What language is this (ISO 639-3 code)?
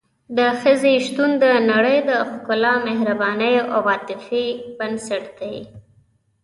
pus